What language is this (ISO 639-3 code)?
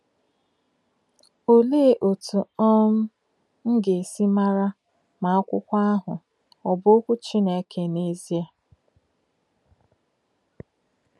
ibo